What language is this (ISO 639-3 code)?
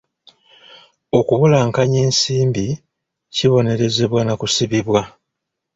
lug